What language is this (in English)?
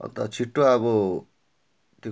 Nepali